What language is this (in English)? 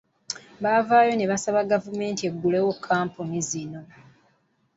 Ganda